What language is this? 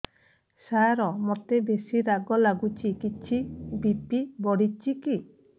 Odia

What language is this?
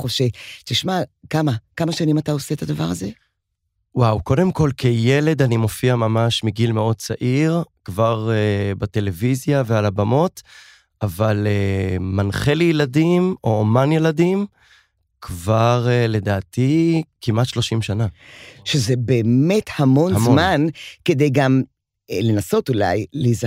Hebrew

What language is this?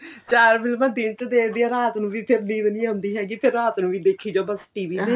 Punjabi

